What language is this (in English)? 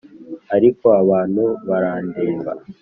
Kinyarwanda